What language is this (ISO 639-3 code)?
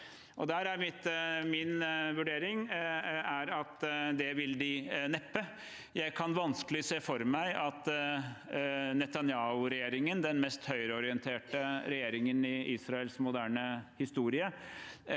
nor